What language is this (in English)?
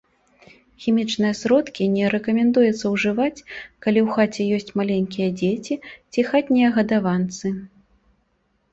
Belarusian